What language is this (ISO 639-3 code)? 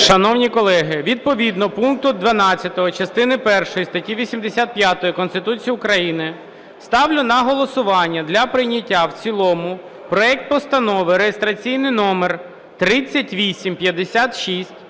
ukr